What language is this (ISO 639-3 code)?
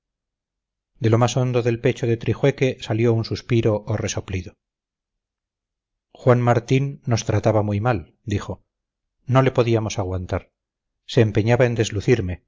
spa